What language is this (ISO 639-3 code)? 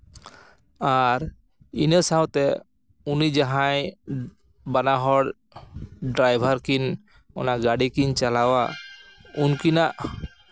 sat